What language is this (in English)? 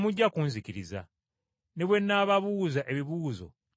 Ganda